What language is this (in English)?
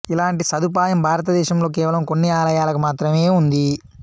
Telugu